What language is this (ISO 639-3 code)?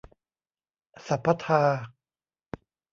tha